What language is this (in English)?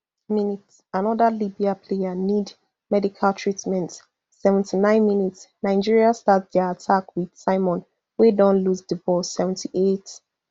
Nigerian Pidgin